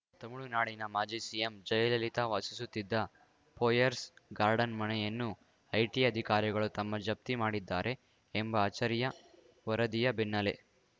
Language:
Kannada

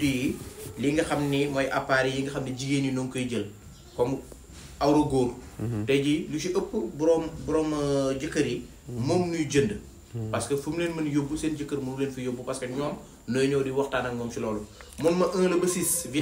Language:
Arabic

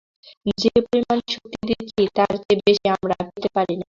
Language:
Bangla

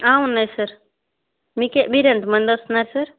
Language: Telugu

